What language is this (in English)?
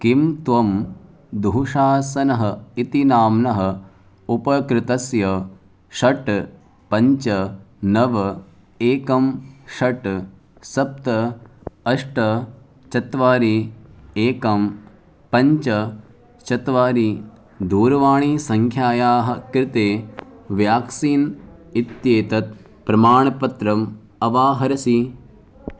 Sanskrit